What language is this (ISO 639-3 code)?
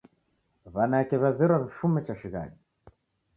dav